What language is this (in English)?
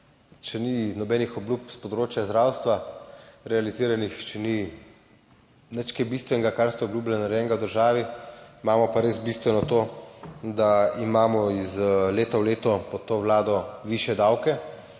Slovenian